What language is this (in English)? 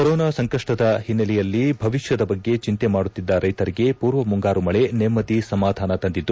Kannada